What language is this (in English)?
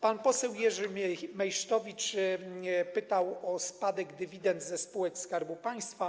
Polish